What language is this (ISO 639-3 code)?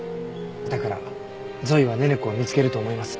jpn